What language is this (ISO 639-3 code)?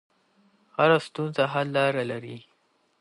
pus